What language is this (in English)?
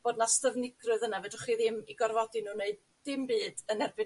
Welsh